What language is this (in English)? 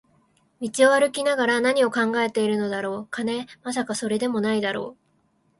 Japanese